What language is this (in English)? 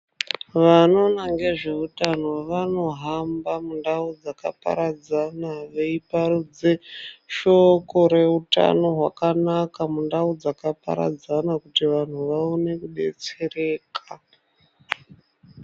Ndau